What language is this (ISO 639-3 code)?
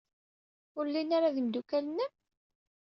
kab